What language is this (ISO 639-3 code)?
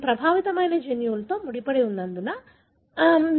tel